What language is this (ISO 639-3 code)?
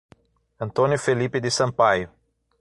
por